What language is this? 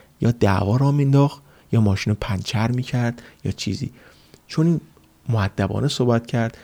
Persian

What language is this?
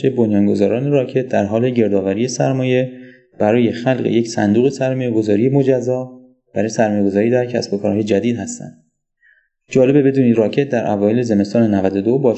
Persian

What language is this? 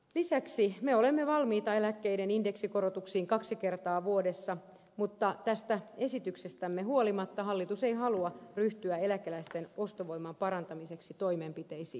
Finnish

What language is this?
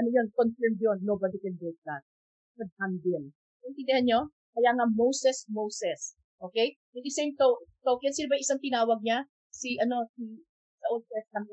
Filipino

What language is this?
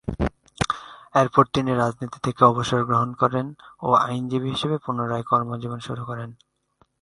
Bangla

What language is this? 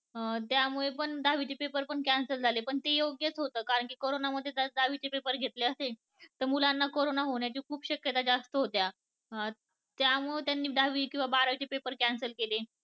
Marathi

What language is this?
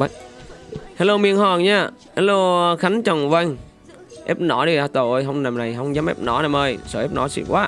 Vietnamese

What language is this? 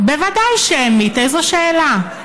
Hebrew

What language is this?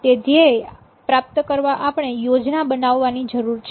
Gujarati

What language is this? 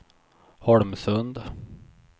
Swedish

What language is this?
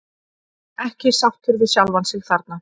Icelandic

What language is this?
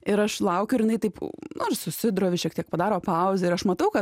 Lithuanian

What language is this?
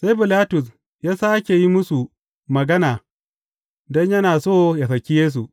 Hausa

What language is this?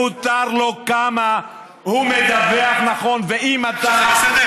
Hebrew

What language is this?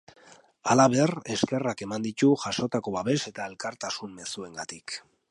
Basque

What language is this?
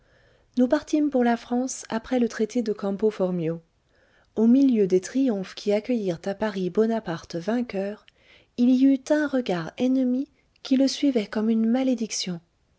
French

